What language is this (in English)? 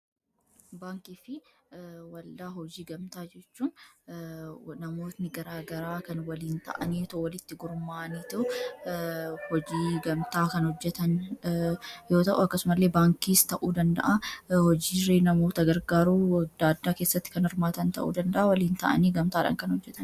Oromo